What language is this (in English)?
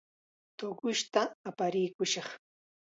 Chiquián Ancash Quechua